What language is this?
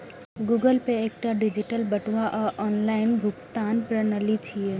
Maithili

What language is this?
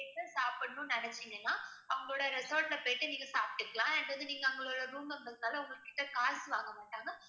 Tamil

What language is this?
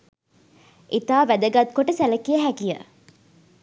Sinhala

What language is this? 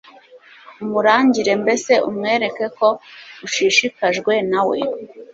Kinyarwanda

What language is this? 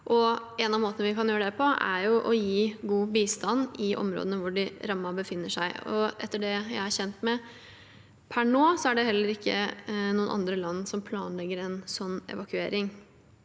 Norwegian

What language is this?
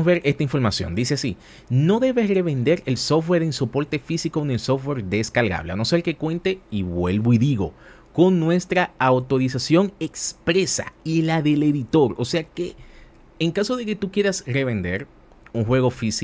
Spanish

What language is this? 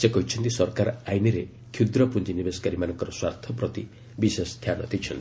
Odia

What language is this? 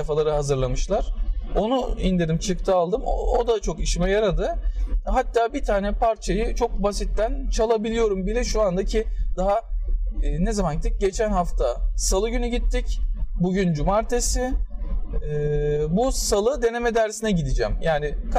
Turkish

